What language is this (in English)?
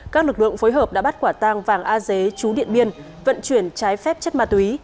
Vietnamese